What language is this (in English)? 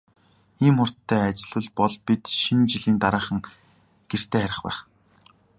Mongolian